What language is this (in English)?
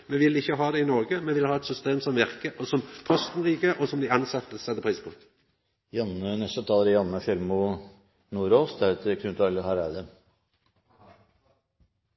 Norwegian Nynorsk